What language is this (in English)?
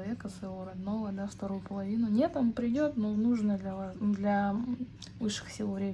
Russian